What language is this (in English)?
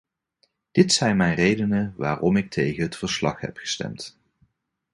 Dutch